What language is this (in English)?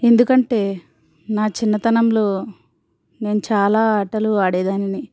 Telugu